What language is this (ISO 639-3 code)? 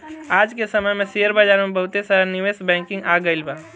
bho